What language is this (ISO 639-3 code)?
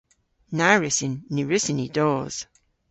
cor